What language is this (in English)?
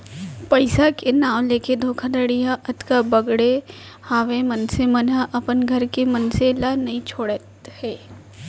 Chhattisgarhi